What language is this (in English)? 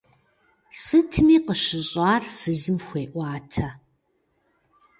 Kabardian